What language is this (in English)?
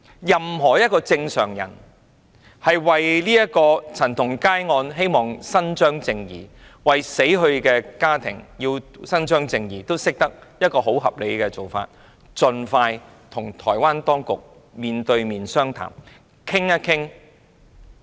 Cantonese